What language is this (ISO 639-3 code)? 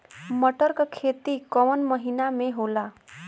bho